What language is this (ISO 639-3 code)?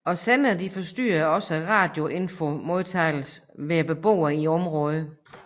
dan